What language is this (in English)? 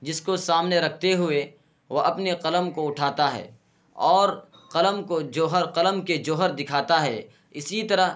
Urdu